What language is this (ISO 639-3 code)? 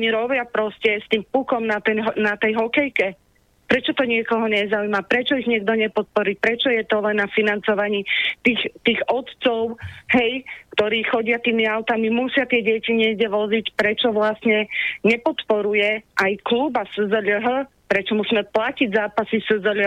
slk